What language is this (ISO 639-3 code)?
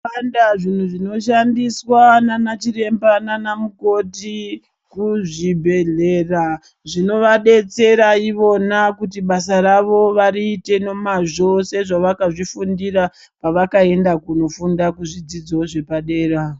ndc